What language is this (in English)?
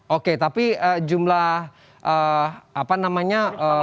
Indonesian